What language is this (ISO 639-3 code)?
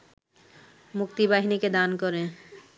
ben